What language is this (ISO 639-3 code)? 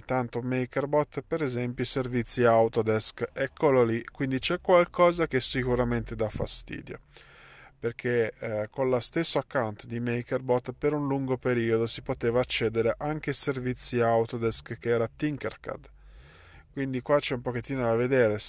ita